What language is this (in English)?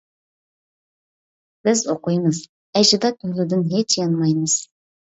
Uyghur